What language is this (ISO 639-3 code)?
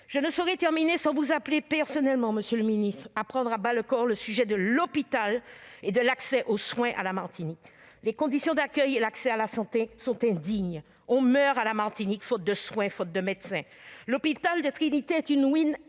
fra